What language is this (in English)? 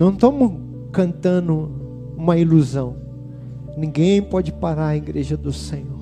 Portuguese